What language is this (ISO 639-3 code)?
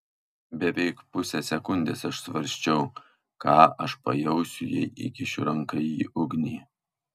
lit